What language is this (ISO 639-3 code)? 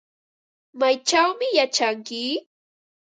qva